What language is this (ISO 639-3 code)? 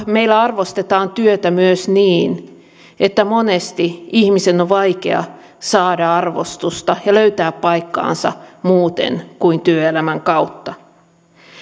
fin